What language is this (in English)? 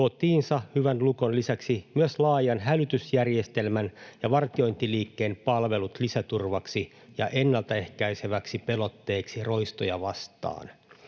Finnish